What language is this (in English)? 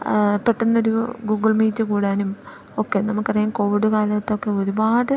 Malayalam